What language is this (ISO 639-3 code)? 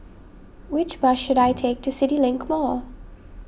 eng